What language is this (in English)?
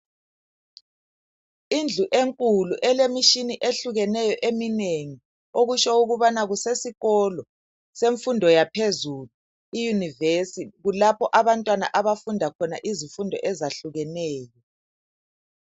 North Ndebele